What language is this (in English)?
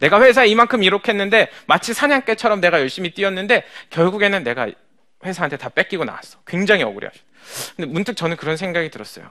Korean